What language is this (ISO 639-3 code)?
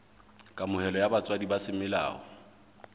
sot